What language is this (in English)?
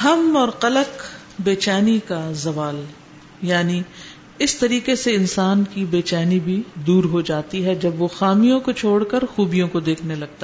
Urdu